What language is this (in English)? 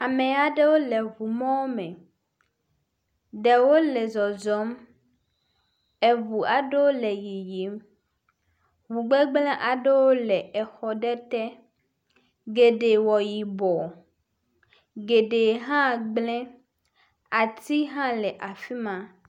Ewe